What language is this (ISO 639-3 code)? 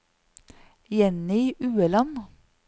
nor